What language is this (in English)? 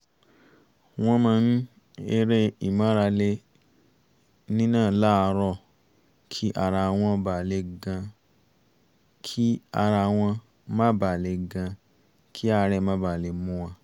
Yoruba